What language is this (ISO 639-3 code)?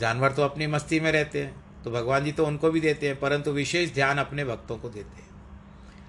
hin